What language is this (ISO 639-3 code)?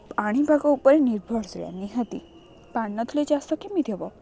ori